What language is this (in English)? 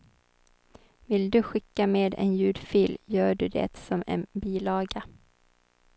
Swedish